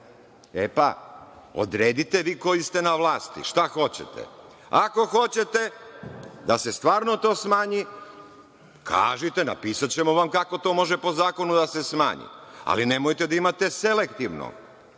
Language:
Serbian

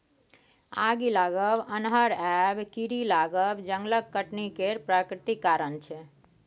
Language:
Maithili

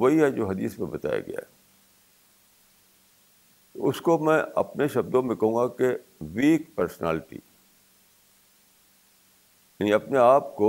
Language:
Urdu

